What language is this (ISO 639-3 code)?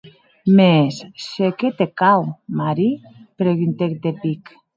oci